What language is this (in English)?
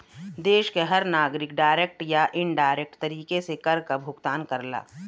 Bhojpuri